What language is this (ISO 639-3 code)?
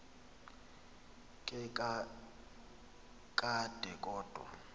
xho